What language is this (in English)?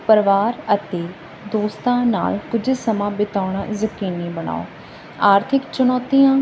Punjabi